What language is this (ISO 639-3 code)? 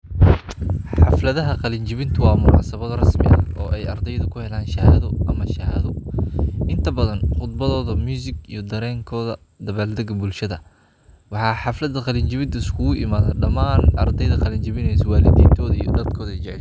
som